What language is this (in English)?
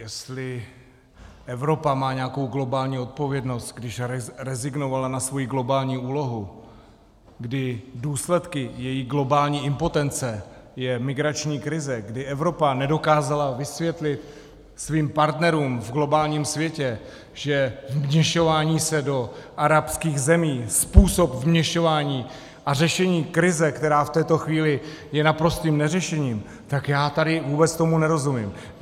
Czech